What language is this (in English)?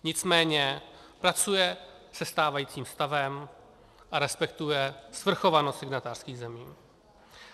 Czech